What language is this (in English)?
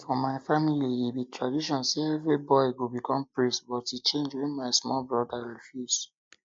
Nigerian Pidgin